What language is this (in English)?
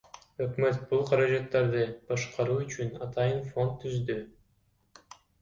Kyrgyz